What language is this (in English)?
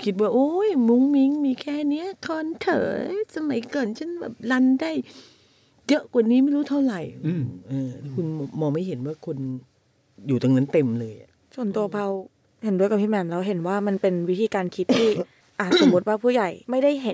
Thai